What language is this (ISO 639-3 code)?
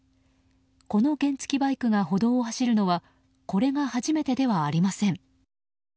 jpn